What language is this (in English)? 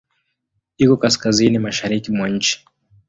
Swahili